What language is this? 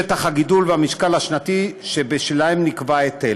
Hebrew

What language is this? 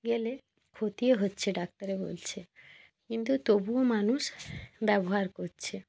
Bangla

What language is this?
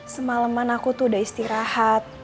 Indonesian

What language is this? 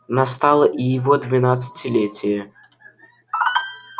Russian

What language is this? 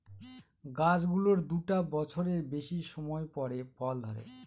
Bangla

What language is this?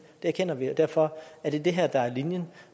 Danish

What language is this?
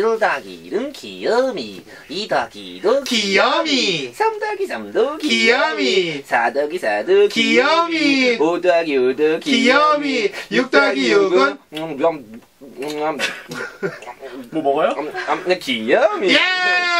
Korean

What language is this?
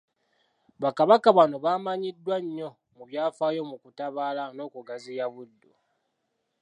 Ganda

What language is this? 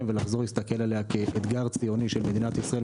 Hebrew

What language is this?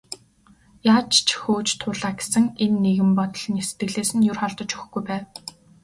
Mongolian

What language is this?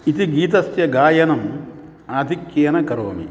Sanskrit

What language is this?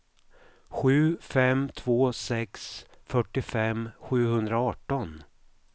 Swedish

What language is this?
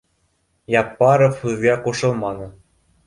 Bashkir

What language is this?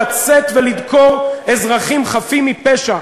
Hebrew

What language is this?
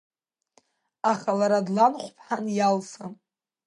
Abkhazian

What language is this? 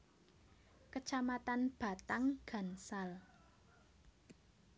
Javanese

